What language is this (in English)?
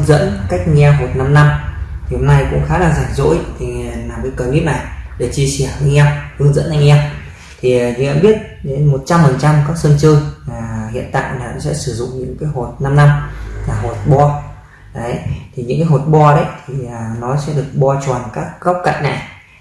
Vietnamese